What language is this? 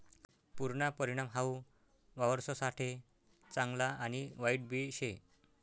Marathi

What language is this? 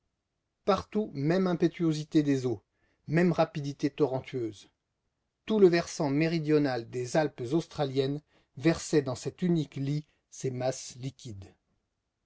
French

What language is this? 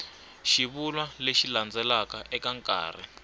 Tsonga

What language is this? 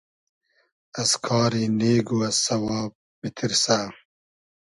Hazaragi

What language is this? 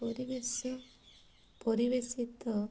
Odia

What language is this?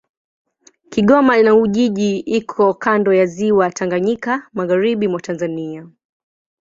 Swahili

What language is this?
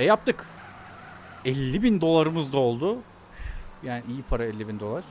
Turkish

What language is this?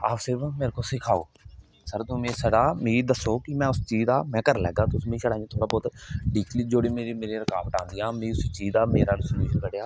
Dogri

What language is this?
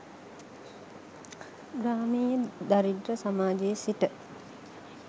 Sinhala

